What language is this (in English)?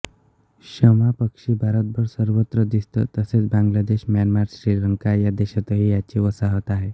Marathi